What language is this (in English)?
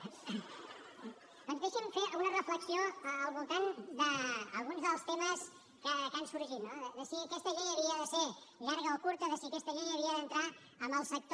Catalan